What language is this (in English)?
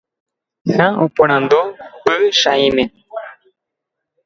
Guarani